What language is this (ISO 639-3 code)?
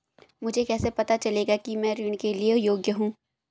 hin